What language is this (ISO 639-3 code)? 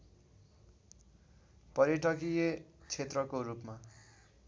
nep